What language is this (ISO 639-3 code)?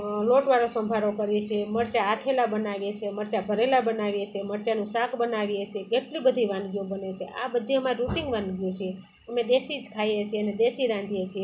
guj